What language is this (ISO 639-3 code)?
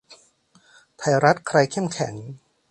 tha